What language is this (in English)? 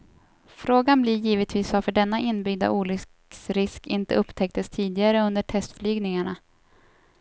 Swedish